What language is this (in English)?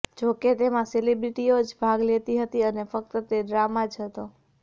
Gujarati